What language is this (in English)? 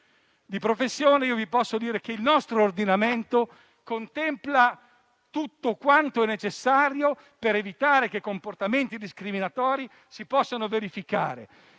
Italian